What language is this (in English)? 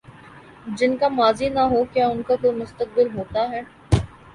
Urdu